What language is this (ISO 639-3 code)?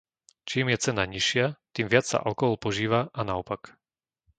slk